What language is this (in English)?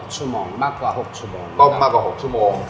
Thai